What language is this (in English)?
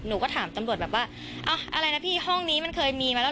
Thai